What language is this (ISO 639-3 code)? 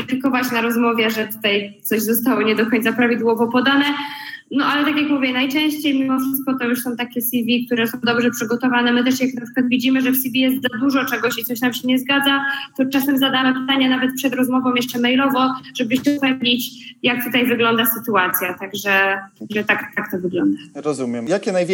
pol